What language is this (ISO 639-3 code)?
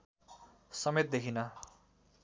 nep